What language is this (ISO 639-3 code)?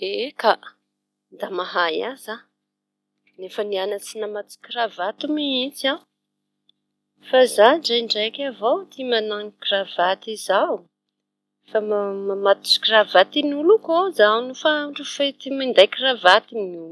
txy